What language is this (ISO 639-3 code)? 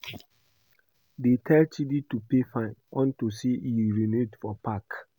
pcm